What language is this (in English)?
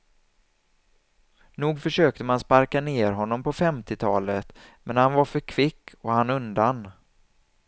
Swedish